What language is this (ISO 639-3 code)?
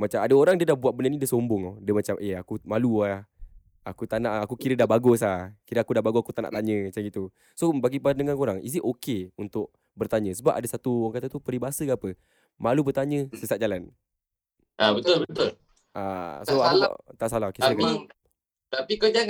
msa